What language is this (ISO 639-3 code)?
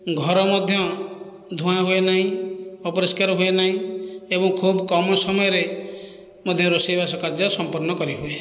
ori